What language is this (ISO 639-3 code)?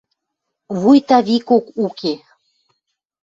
mrj